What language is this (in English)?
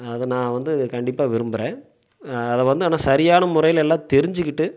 Tamil